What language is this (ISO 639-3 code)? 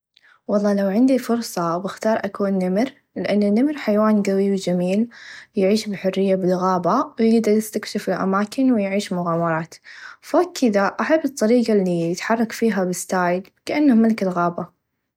ars